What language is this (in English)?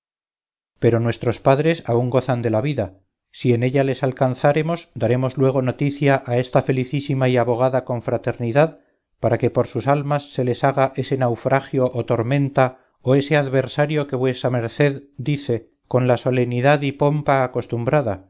Spanish